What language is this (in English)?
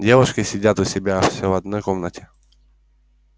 Russian